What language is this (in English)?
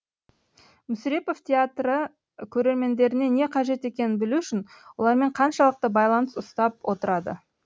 Kazakh